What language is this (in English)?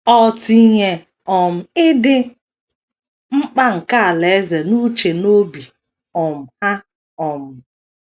Igbo